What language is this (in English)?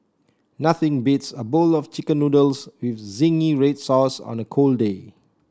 English